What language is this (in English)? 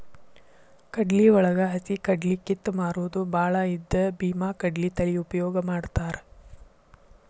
Kannada